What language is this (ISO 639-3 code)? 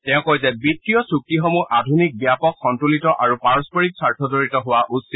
asm